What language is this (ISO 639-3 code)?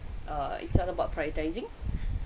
eng